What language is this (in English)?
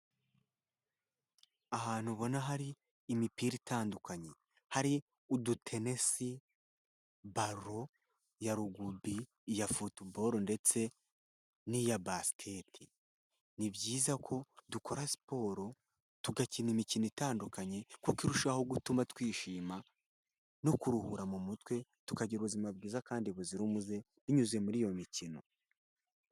Kinyarwanda